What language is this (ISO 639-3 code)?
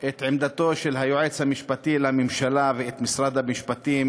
heb